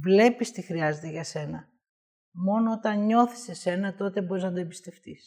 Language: Greek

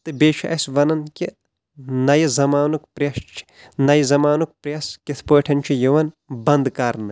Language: Kashmiri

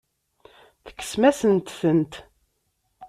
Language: Kabyle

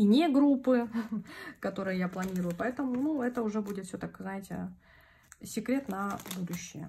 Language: Russian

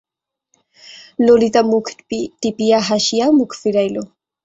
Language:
Bangla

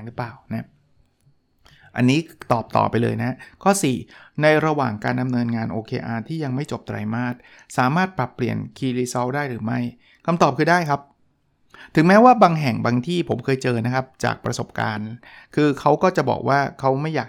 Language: Thai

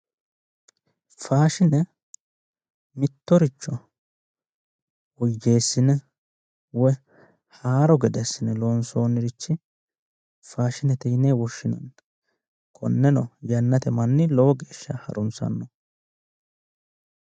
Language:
Sidamo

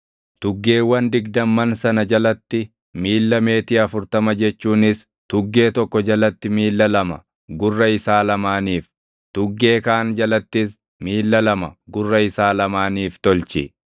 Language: Oromo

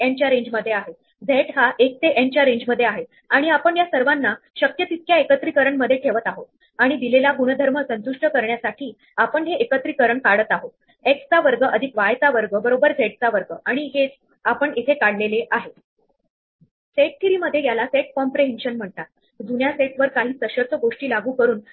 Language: Marathi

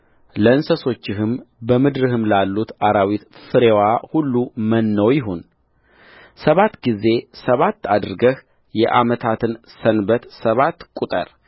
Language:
Amharic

